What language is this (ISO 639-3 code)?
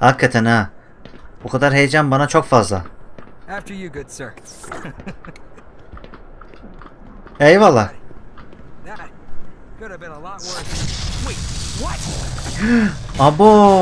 tur